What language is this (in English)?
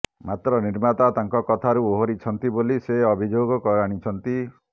Odia